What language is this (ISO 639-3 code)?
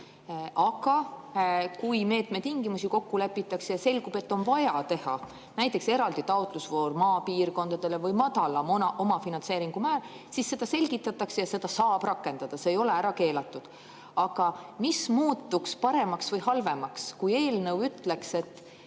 est